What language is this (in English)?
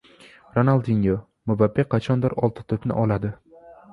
Uzbek